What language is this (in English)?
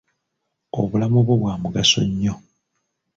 Ganda